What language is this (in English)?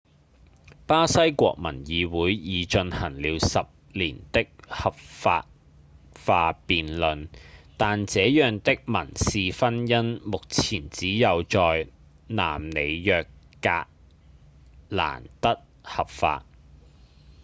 Cantonese